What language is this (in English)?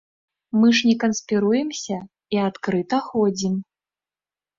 Belarusian